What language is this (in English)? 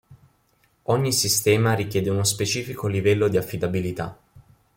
Italian